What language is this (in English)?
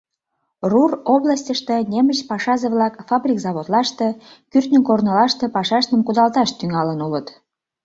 Mari